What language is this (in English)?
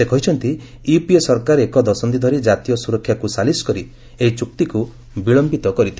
Odia